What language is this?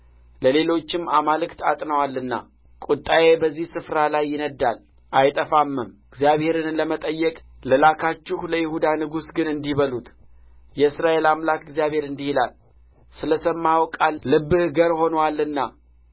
Amharic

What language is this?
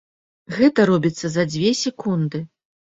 Belarusian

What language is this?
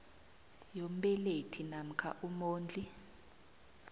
South Ndebele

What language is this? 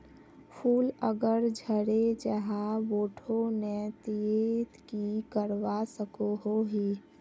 Magahi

